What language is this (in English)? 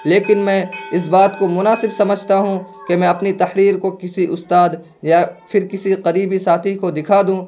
Urdu